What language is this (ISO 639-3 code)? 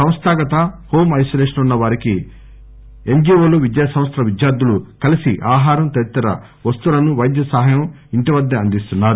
tel